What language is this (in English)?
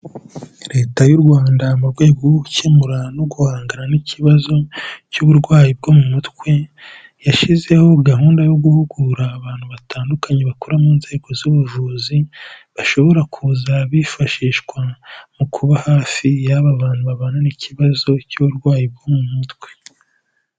Kinyarwanda